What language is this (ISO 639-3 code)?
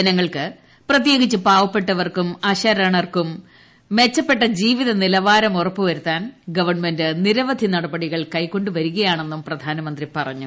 mal